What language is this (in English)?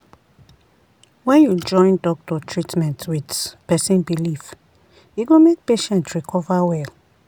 Nigerian Pidgin